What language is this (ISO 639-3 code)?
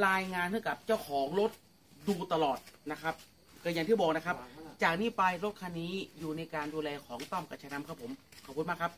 tha